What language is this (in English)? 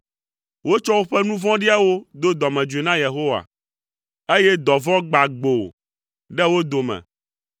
Ewe